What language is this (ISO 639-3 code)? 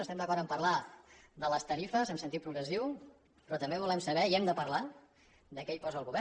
cat